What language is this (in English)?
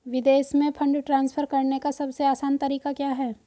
Hindi